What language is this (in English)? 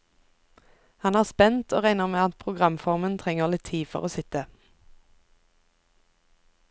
Norwegian